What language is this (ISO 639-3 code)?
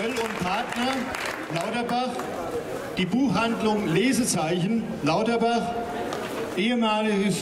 deu